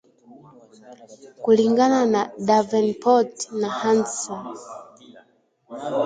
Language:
Swahili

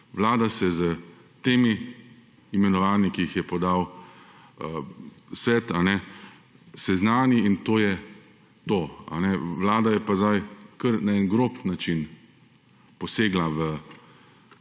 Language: Slovenian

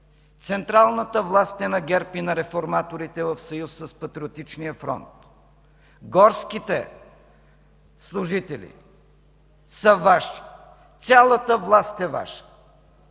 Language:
Bulgarian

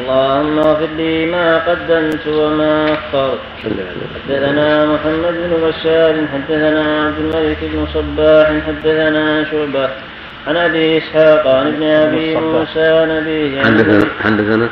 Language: Arabic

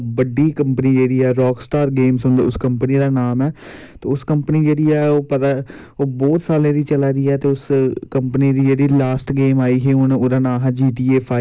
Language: Dogri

